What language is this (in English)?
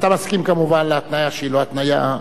Hebrew